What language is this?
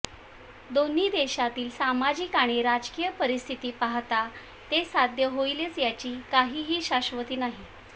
Marathi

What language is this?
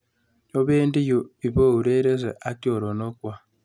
Kalenjin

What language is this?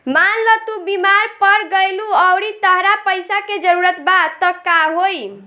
Bhojpuri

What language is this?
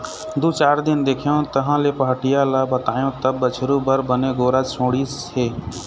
Chhattisgarhi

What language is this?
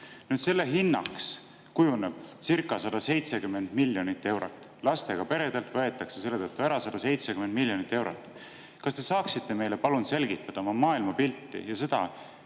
Estonian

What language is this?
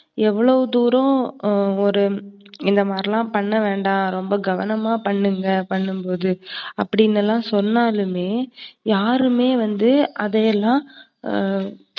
Tamil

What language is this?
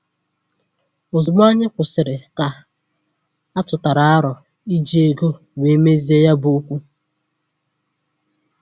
Igbo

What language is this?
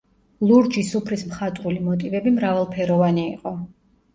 Georgian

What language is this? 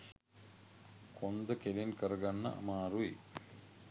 Sinhala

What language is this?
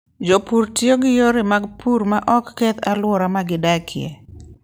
Luo (Kenya and Tanzania)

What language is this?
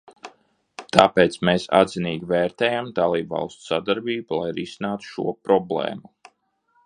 Latvian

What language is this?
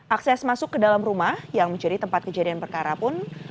Indonesian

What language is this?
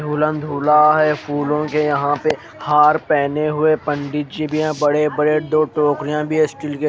Hindi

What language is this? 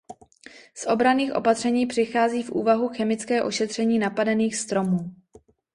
Czech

